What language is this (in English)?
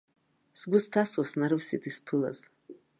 Abkhazian